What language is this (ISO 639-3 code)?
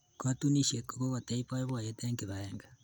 kln